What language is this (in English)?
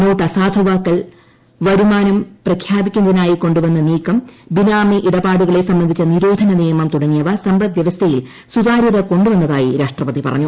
Malayalam